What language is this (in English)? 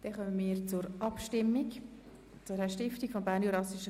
Swiss German